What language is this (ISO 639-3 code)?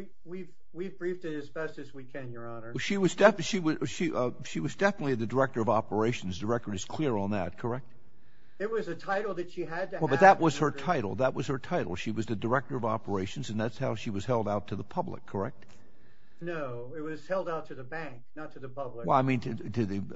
eng